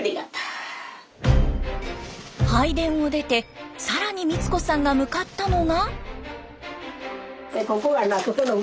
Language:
Japanese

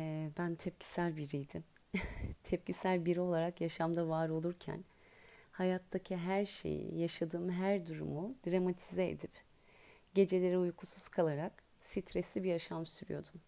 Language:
Turkish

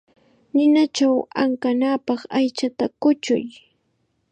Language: Chiquián Ancash Quechua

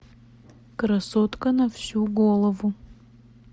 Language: Russian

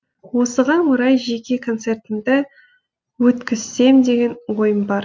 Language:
Kazakh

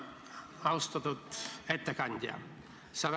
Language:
Estonian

